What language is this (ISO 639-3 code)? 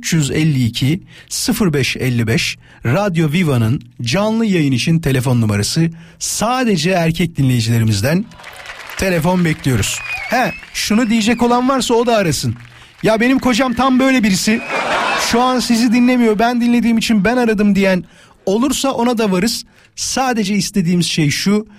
tur